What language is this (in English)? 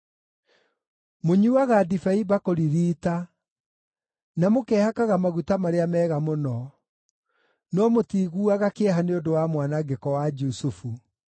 Kikuyu